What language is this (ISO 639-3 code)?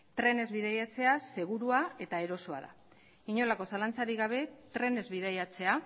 eus